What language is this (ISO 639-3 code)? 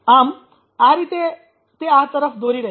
guj